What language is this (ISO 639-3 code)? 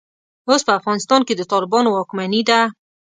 pus